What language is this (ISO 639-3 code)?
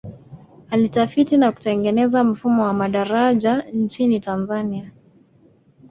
swa